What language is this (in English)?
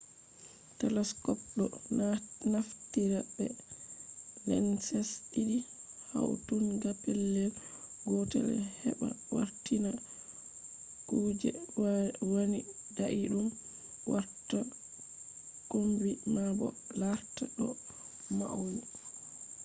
Fula